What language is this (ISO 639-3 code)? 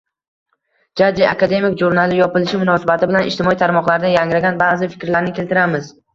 uzb